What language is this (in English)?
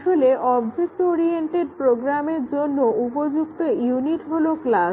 Bangla